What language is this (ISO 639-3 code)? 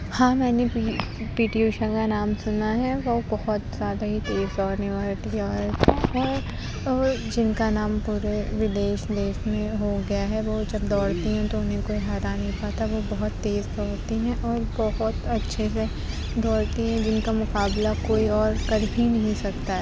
urd